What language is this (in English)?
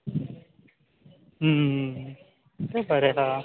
Konkani